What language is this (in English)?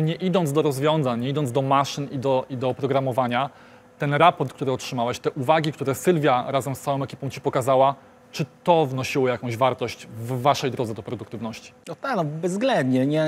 Polish